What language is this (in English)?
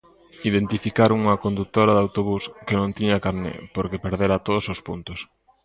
Galician